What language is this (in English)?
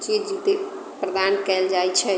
Maithili